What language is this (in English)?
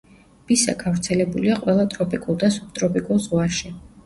Georgian